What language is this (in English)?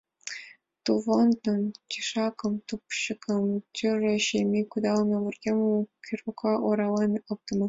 Mari